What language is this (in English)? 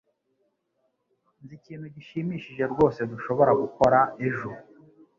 Kinyarwanda